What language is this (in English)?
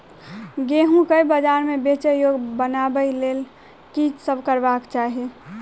Maithili